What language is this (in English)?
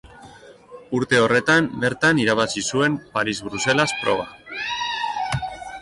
Basque